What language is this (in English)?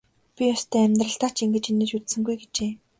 Mongolian